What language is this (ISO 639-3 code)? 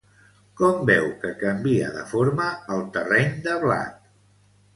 cat